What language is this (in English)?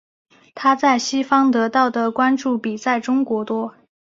Chinese